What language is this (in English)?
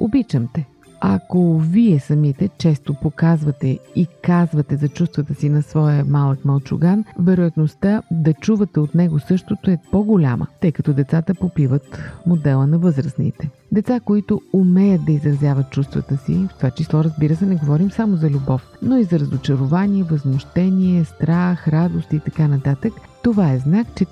Bulgarian